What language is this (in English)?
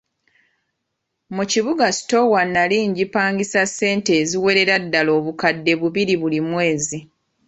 Ganda